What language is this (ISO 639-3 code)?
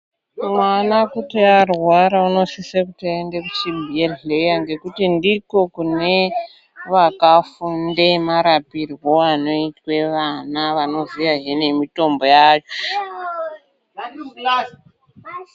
ndc